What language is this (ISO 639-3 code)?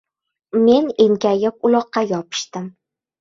uzb